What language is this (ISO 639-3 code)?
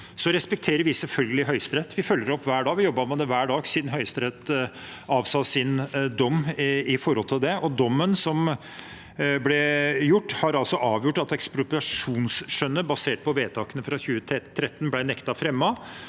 nor